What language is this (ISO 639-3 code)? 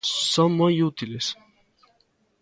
glg